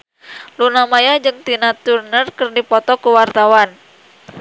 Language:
Sundanese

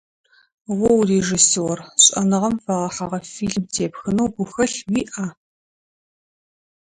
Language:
Adyghe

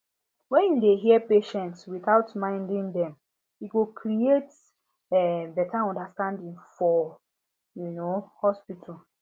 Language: Nigerian Pidgin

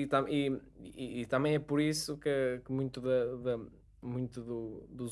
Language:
Portuguese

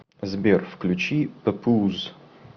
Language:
Russian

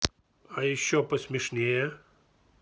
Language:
Russian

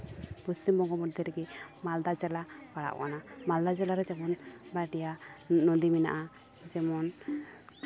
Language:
Santali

